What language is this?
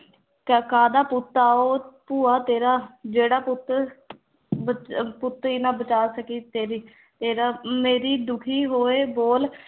Punjabi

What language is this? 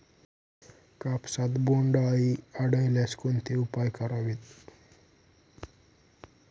Marathi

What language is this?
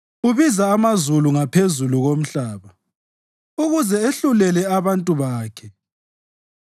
North Ndebele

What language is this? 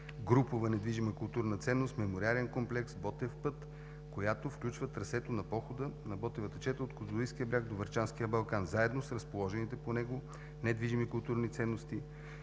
Bulgarian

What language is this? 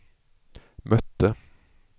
Swedish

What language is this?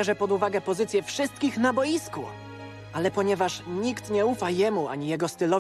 Polish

